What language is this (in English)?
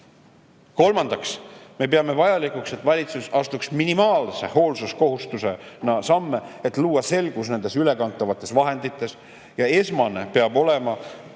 Estonian